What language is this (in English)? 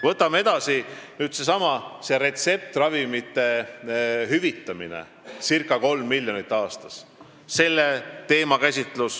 Estonian